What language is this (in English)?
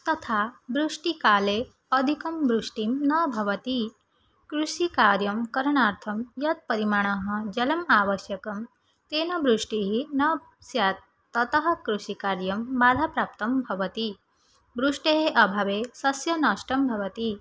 Sanskrit